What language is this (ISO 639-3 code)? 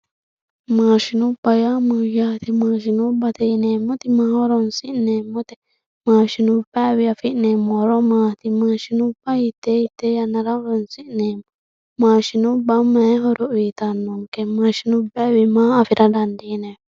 sid